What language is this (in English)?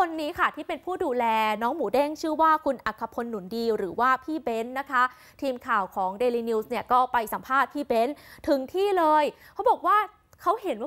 Thai